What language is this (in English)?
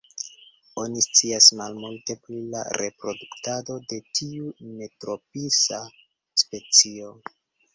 Esperanto